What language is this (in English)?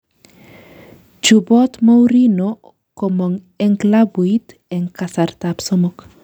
Kalenjin